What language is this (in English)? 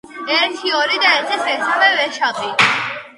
Georgian